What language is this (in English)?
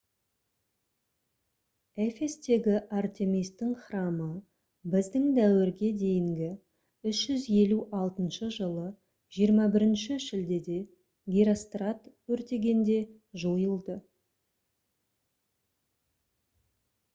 Kazakh